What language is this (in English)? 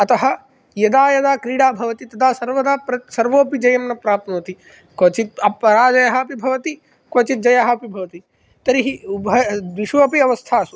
Sanskrit